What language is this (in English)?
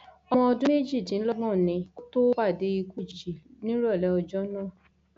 Yoruba